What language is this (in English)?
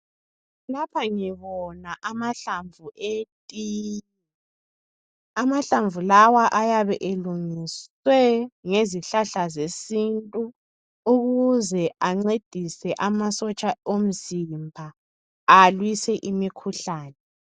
North Ndebele